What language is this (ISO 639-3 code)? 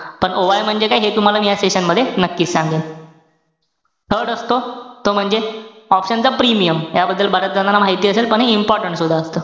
mar